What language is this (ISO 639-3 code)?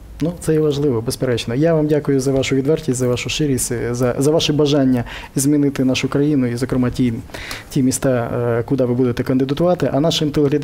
ukr